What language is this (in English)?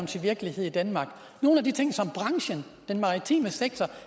Danish